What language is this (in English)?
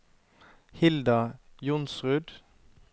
Norwegian